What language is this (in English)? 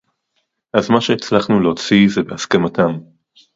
Hebrew